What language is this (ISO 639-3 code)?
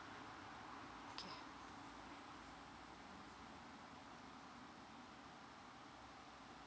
eng